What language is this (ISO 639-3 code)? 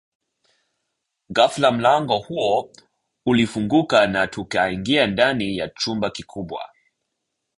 swa